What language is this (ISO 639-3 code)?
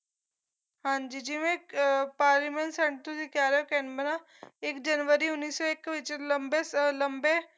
pan